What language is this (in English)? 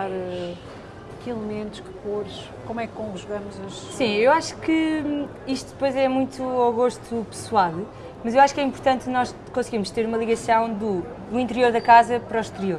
Portuguese